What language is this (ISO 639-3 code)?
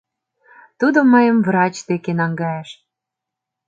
chm